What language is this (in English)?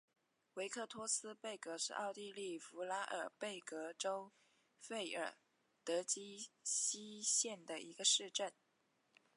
Chinese